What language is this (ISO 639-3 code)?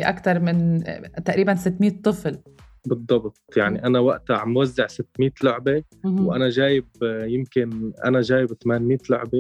ara